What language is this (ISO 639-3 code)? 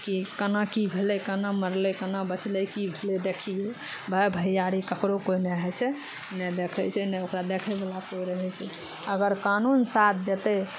mai